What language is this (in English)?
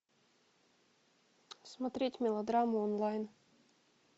Russian